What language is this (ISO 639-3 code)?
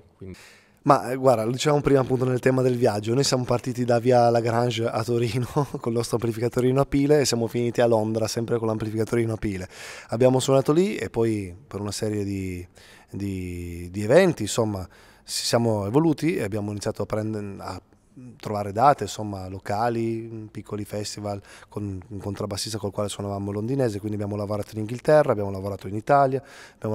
ita